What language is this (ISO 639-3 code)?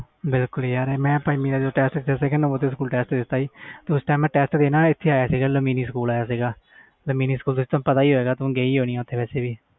pan